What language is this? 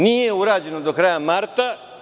Serbian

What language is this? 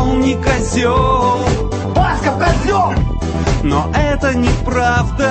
Russian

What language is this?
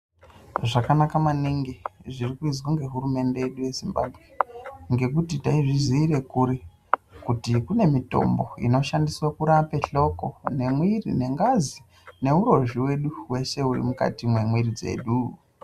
Ndau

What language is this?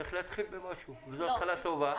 Hebrew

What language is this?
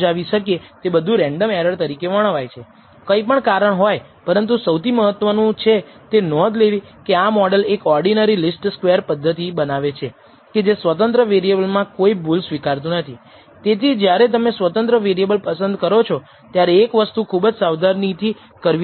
Gujarati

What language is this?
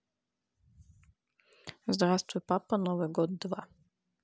Russian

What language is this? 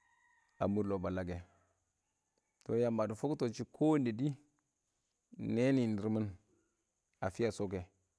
Awak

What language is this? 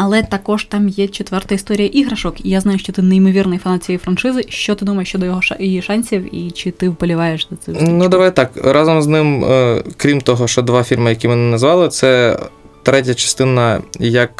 Ukrainian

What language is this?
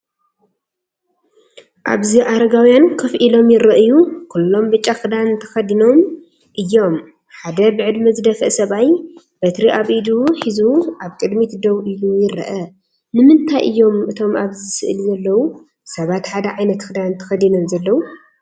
Tigrinya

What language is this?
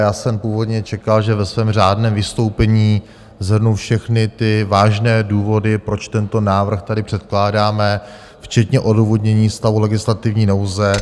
Czech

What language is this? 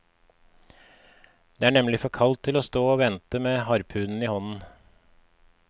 Norwegian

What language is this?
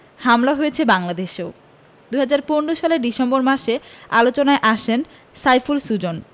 Bangla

